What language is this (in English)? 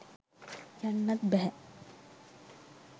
Sinhala